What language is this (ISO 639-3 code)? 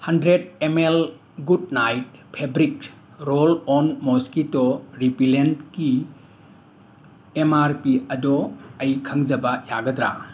mni